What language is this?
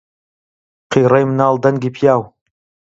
Central Kurdish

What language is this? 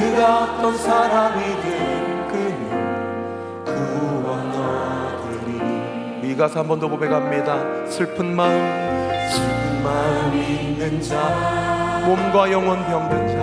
Korean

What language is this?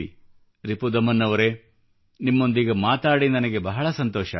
Kannada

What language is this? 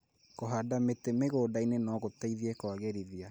Kikuyu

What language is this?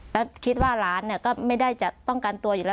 Thai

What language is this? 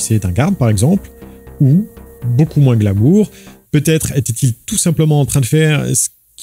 French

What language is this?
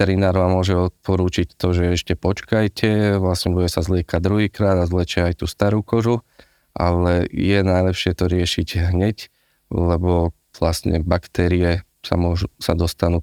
Slovak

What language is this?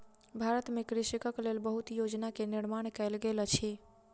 Maithili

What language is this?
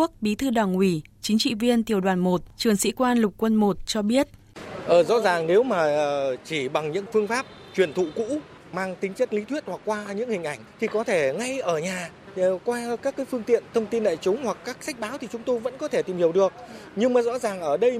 Vietnamese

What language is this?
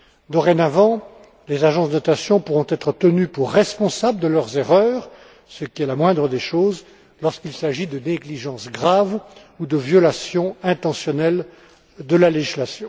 French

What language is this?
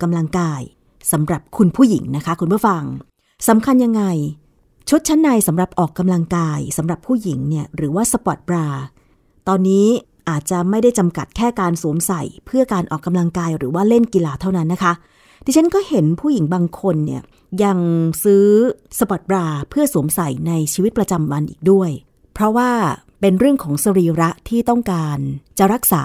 Thai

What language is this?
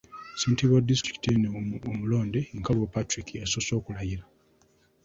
Ganda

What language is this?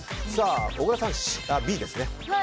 Japanese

